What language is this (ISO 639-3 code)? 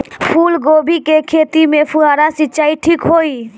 bho